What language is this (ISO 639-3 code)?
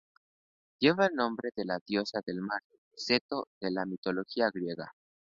spa